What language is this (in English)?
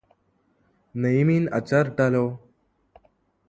Malayalam